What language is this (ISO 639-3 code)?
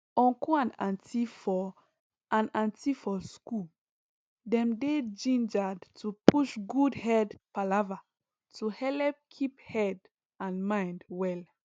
pcm